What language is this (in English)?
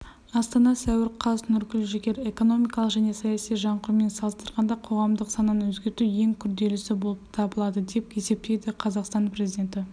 Kazakh